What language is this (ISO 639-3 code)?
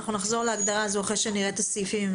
heb